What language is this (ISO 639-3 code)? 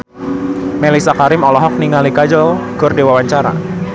sun